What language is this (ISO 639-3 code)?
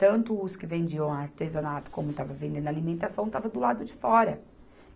por